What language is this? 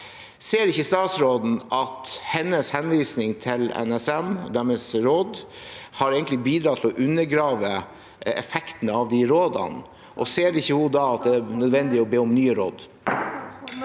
Norwegian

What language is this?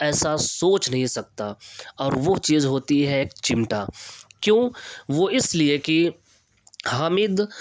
Urdu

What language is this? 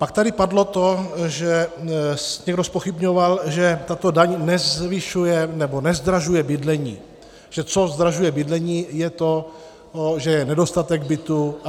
Czech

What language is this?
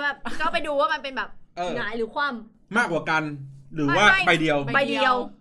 Thai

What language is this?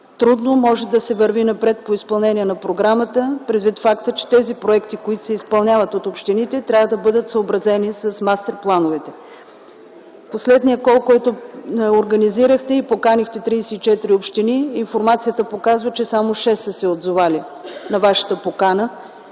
Bulgarian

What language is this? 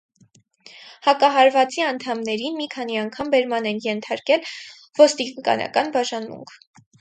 Armenian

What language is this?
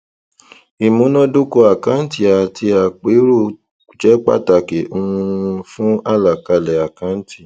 Yoruba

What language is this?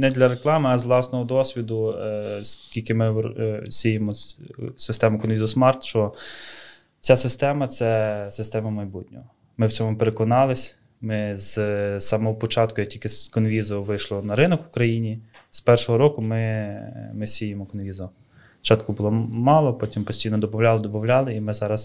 Ukrainian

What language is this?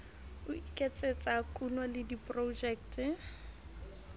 Southern Sotho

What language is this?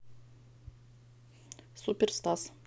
Russian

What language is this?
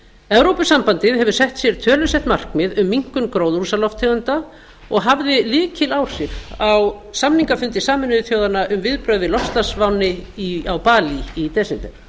Icelandic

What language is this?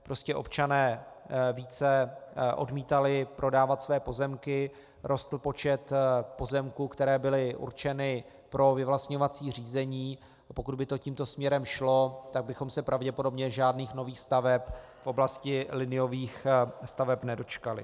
Czech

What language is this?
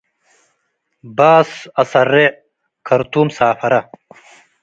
Tigre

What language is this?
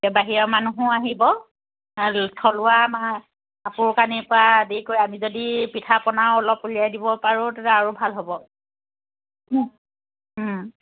Assamese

